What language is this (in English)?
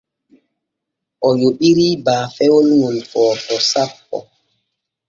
Borgu Fulfulde